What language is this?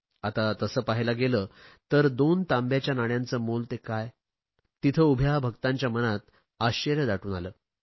Marathi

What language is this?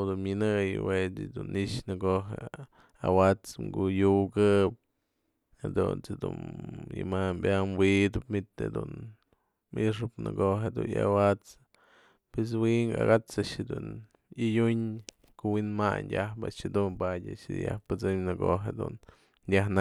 Mazatlán Mixe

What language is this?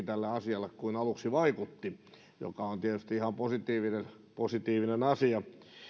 Finnish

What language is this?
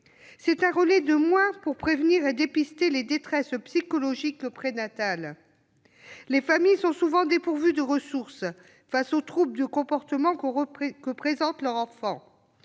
French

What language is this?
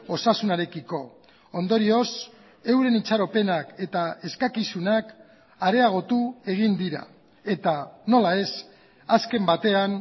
Basque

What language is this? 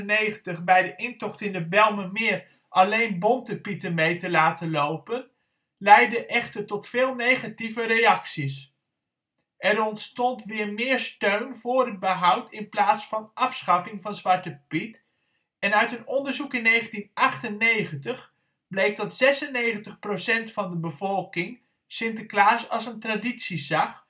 Dutch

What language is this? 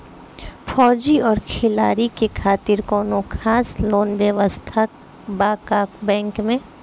Bhojpuri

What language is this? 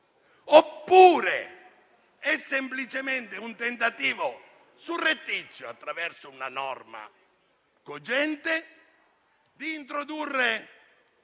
Italian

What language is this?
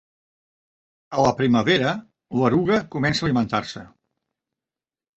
Catalan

